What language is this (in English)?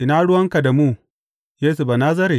Hausa